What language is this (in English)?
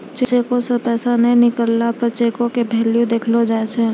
Maithili